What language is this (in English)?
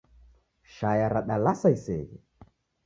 Taita